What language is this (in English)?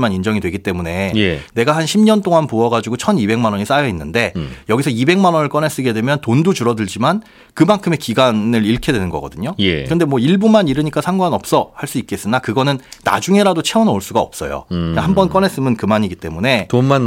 Korean